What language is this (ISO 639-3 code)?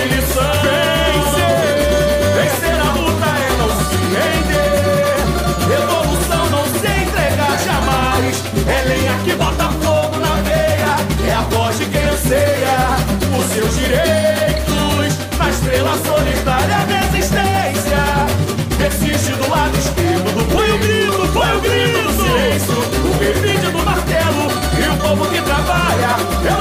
por